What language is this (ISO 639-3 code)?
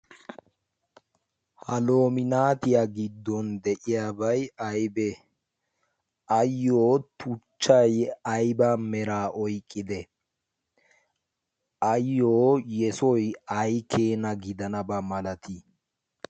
wal